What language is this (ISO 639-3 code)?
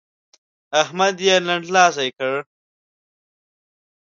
pus